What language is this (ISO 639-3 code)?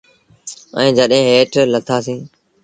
sbn